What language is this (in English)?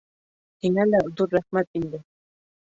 Bashkir